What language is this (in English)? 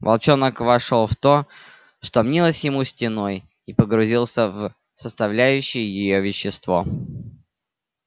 Russian